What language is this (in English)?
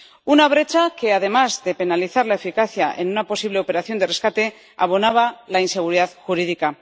Spanish